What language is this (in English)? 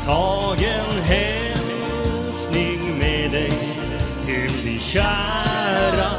Swedish